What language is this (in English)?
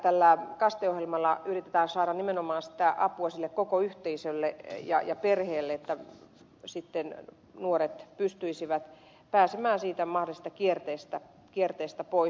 Finnish